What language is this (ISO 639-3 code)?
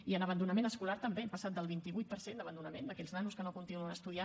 cat